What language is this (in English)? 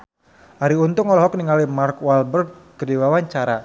Sundanese